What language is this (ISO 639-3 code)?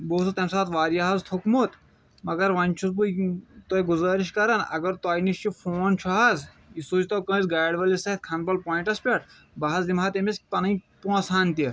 kas